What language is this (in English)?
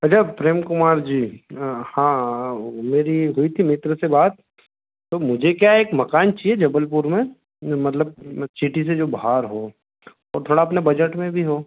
Hindi